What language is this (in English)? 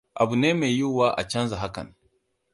Hausa